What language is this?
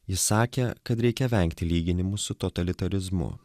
Lithuanian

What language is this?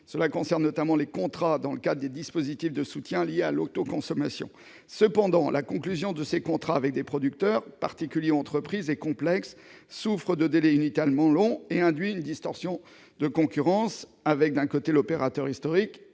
French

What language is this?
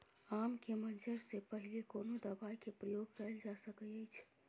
Maithili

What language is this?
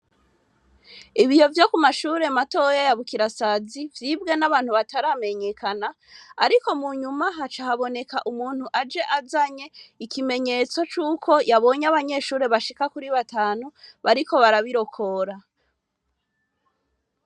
Rundi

